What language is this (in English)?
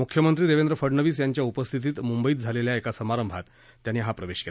Marathi